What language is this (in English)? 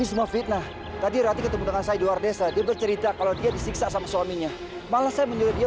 Indonesian